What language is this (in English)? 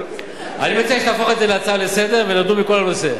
Hebrew